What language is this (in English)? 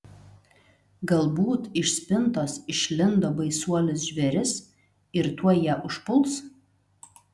Lithuanian